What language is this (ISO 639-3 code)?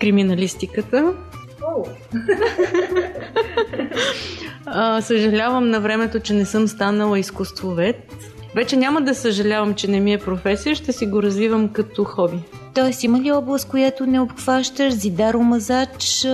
bul